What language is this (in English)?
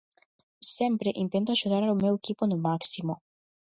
Galician